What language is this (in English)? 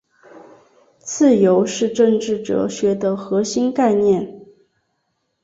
Chinese